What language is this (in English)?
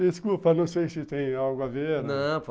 Portuguese